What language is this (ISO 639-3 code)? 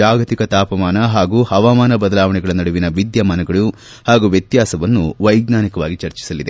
kan